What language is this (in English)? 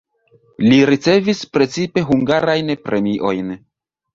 Esperanto